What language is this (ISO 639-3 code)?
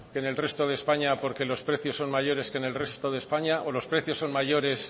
spa